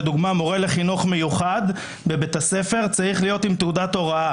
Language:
Hebrew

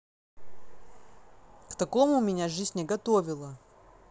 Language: Russian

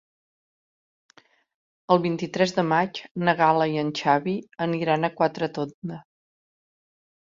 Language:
Catalan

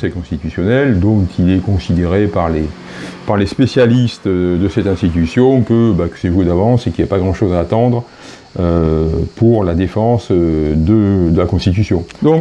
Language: French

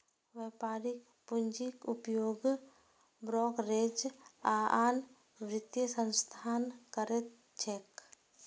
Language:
Maithili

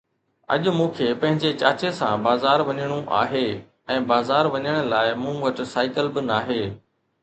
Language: Sindhi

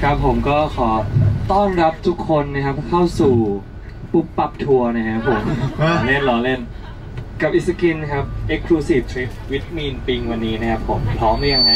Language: Thai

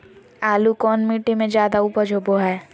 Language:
Magahi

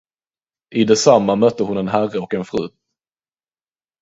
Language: Swedish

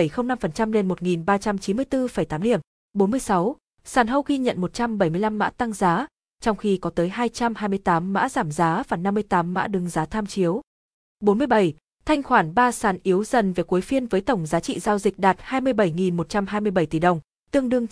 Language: Vietnamese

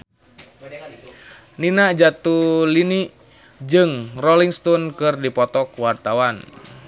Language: Sundanese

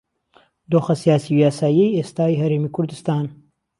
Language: Central Kurdish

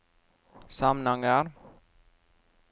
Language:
Norwegian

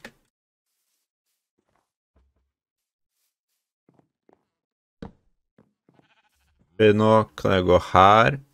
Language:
Norwegian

